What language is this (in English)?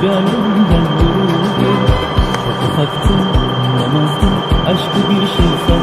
Turkish